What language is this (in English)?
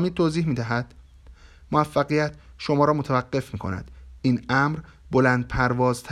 Persian